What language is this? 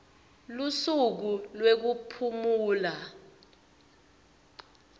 Swati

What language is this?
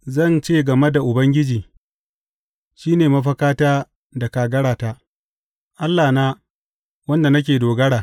Hausa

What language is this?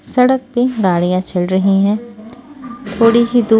Hindi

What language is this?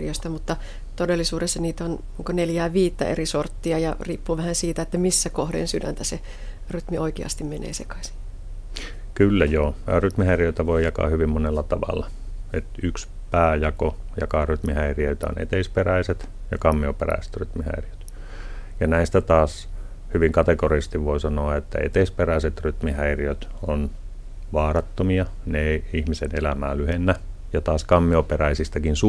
Finnish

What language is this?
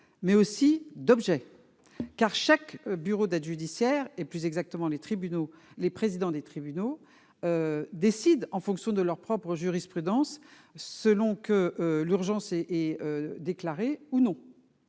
French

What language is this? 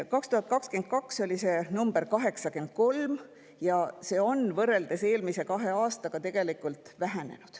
Estonian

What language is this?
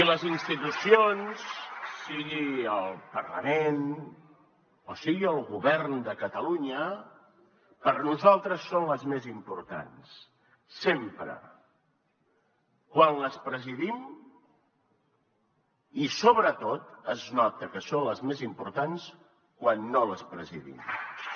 Catalan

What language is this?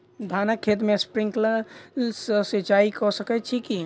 Maithili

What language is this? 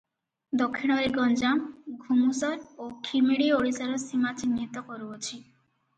Odia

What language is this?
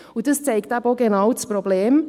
Swiss German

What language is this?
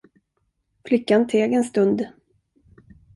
Swedish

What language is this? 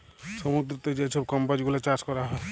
Bangla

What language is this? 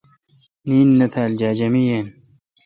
Kalkoti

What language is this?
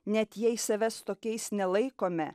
Lithuanian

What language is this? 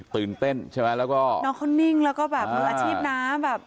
Thai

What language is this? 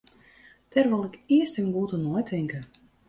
Western Frisian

